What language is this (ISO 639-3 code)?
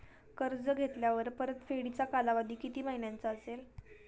mar